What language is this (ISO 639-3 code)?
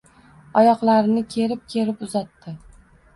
uzb